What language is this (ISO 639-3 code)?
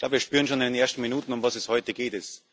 deu